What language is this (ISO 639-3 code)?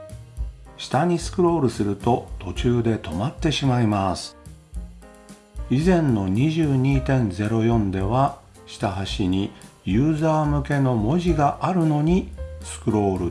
jpn